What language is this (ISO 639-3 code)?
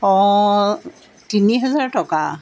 asm